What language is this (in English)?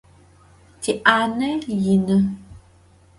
Adyghe